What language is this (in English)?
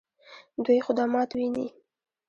Pashto